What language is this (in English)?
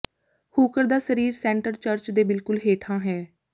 Punjabi